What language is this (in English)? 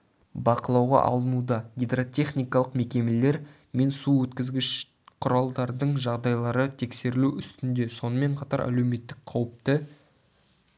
Kazakh